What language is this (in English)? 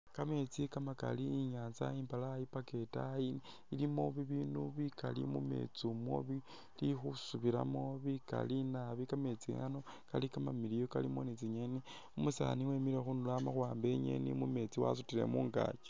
Masaaba